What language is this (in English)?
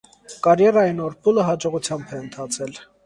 Armenian